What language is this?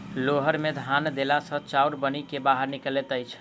Maithili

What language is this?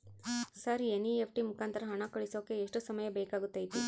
Kannada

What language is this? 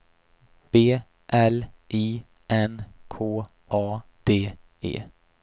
Swedish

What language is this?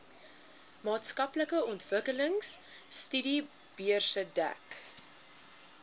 Afrikaans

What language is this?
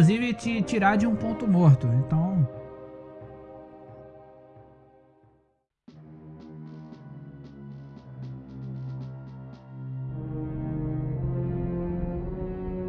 Portuguese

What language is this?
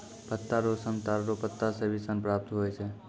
Maithili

